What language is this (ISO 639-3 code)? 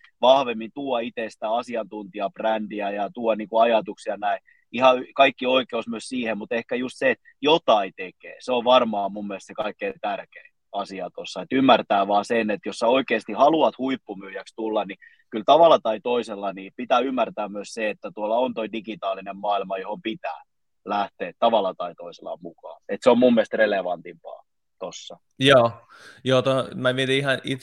fin